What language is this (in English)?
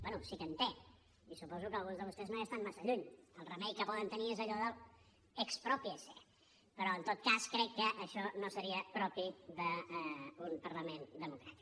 Catalan